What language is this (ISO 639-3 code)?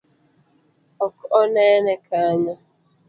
luo